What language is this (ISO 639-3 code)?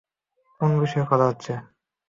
ben